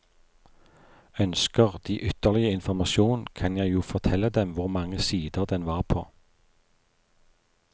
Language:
Norwegian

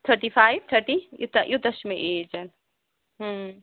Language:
Kashmiri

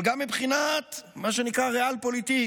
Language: Hebrew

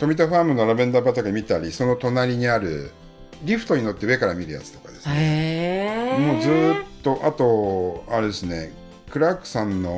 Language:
Japanese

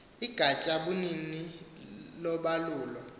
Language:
Xhosa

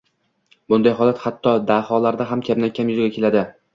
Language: Uzbek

